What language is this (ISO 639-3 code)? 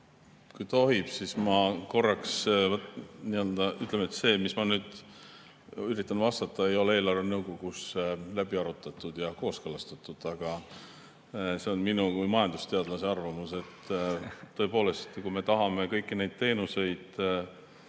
est